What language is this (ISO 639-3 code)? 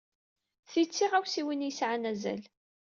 kab